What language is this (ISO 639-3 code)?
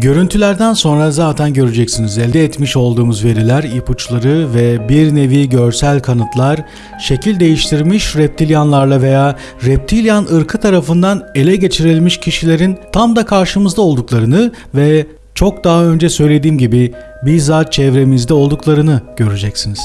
tur